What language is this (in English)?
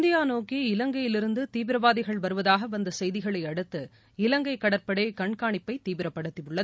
Tamil